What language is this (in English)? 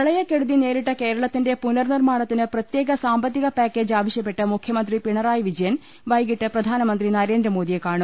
Malayalam